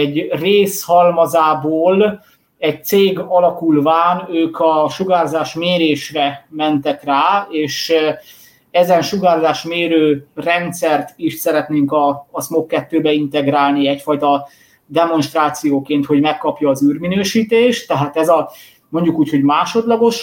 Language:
Hungarian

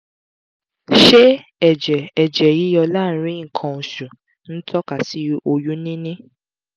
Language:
Yoruba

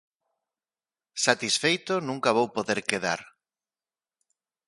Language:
Galician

